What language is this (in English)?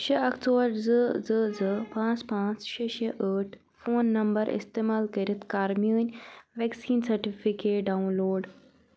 Kashmiri